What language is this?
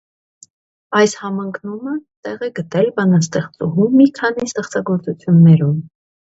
Armenian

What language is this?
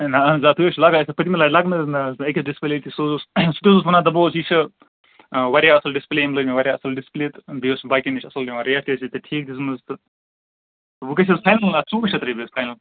Kashmiri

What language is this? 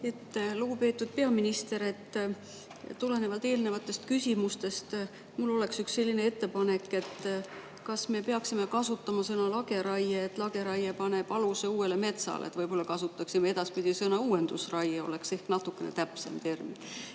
Estonian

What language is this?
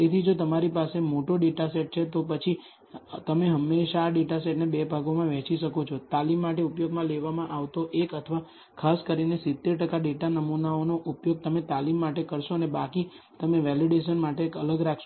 Gujarati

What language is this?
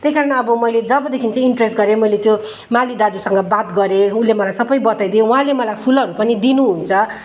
Nepali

